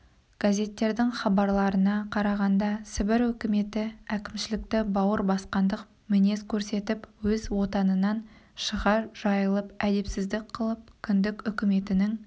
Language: Kazakh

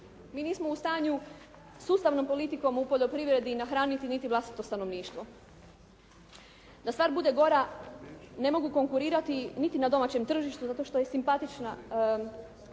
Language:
Croatian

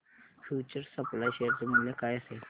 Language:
Marathi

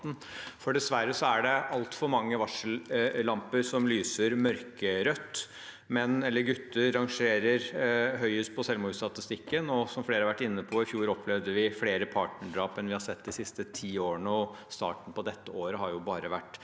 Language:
Norwegian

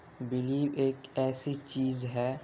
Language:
Urdu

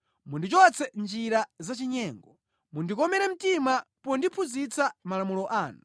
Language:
Nyanja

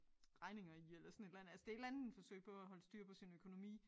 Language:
Danish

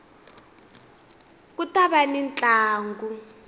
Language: Tsonga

